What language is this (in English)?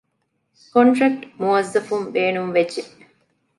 Divehi